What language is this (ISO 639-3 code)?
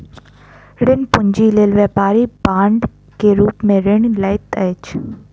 mai